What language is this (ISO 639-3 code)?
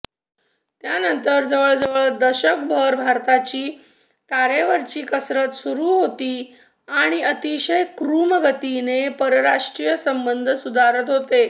mar